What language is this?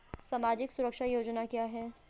Hindi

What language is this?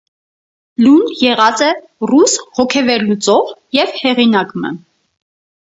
Armenian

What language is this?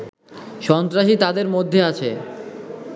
Bangla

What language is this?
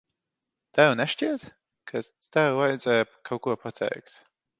Latvian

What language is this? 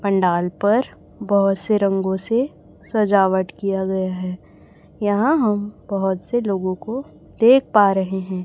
Hindi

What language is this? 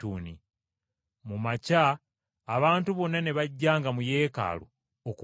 Ganda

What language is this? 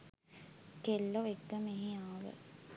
Sinhala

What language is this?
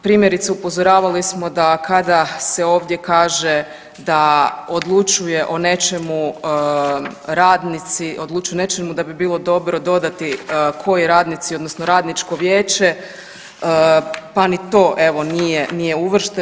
Croatian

